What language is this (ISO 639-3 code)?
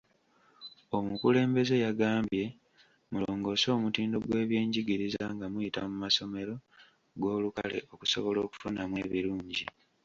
lug